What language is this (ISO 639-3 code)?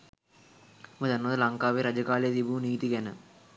sin